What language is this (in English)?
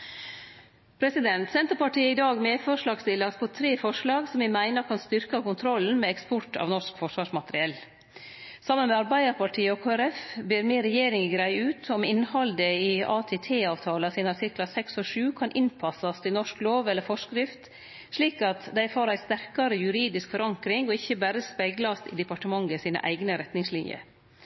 Norwegian Nynorsk